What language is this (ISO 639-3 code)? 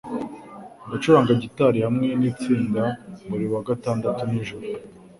kin